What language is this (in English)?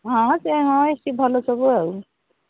Odia